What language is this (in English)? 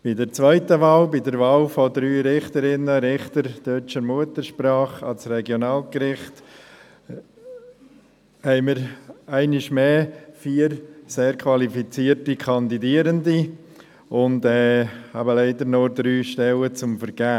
Swiss German